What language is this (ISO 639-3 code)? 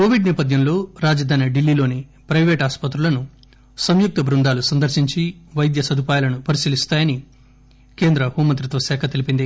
tel